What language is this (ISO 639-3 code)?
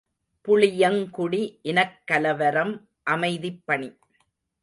tam